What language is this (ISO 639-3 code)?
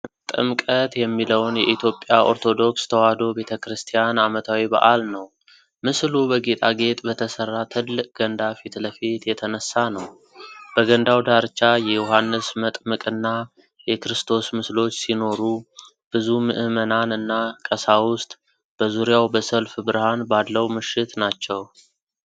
amh